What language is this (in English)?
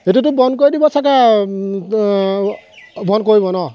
Assamese